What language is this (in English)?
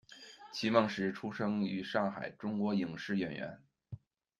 Chinese